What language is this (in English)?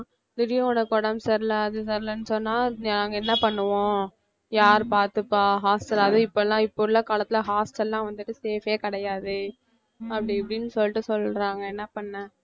Tamil